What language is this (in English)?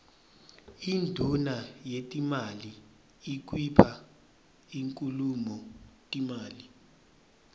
Swati